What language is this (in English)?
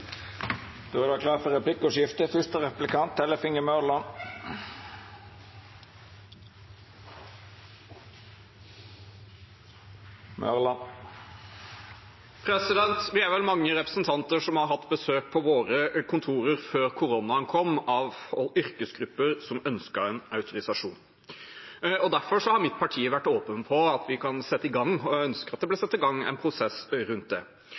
Norwegian